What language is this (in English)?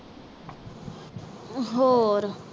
Punjabi